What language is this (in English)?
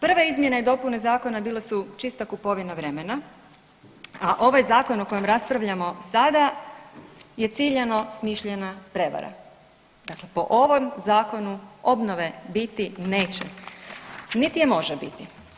Croatian